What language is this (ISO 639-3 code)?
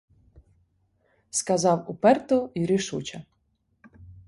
ukr